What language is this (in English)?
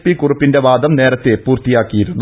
Malayalam